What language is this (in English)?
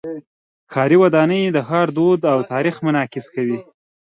Pashto